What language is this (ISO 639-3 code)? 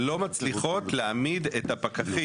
heb